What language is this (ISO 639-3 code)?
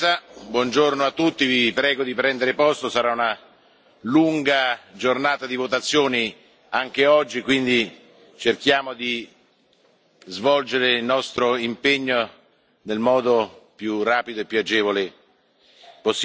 ita